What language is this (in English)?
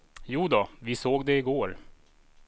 Swedish